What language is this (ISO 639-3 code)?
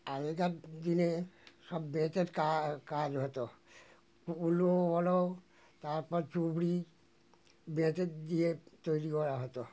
ben